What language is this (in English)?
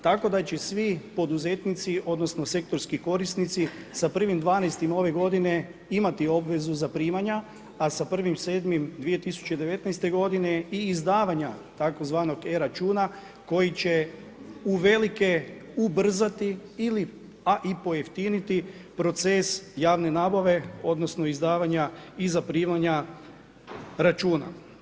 Croatian